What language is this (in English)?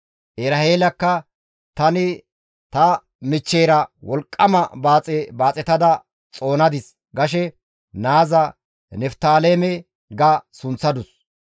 Gamo